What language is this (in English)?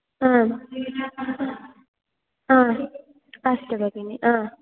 Sanskrit